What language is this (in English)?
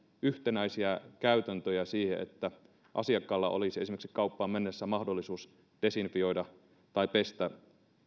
Finnish